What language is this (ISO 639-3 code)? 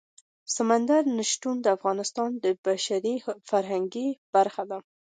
pus